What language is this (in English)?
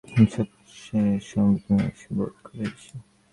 Bangla